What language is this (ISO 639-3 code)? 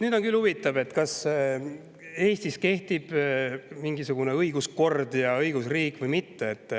est